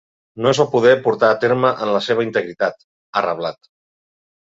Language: Catalan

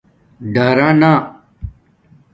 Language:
Domaaki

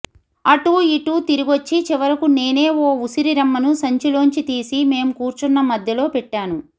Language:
Telugu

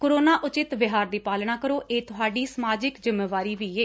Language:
Punjabi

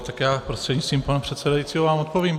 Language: Czech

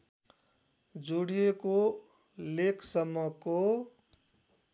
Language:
Nepali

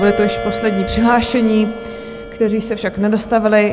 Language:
Czech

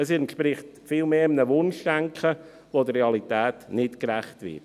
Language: Swiss German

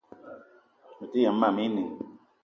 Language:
Eton (Cameroon)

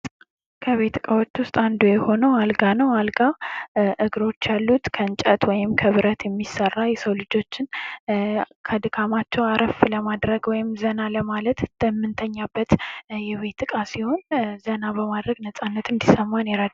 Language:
Amharic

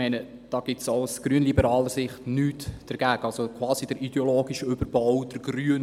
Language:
Swiss German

